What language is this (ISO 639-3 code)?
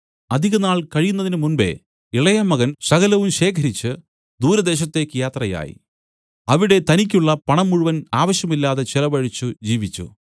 mal